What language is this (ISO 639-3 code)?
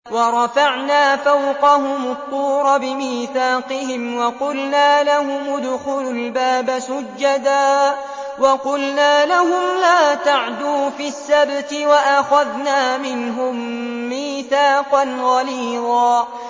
ara